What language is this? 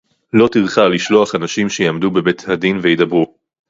Hebrew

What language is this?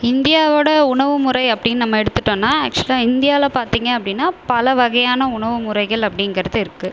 Tamil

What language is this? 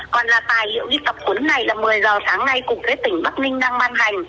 Vietnamese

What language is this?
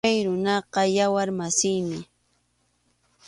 Arequipa-La Unión Quechua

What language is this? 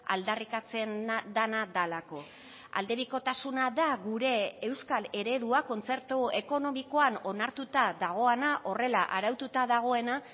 Basque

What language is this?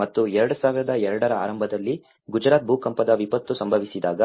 Kannada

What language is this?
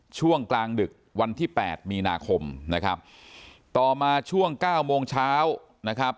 Thai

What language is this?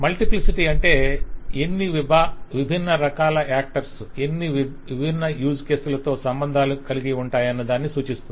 Telugu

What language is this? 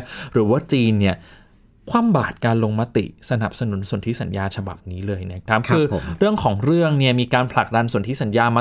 Thai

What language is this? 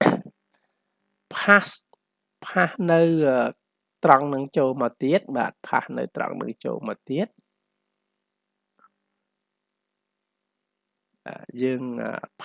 Vietnamese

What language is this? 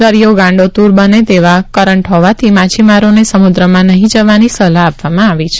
Gujarati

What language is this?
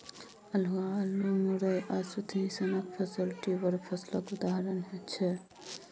Maithili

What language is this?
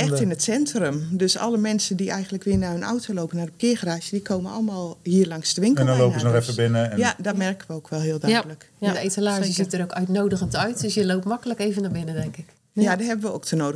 Dutch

